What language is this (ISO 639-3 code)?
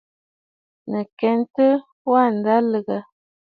bfd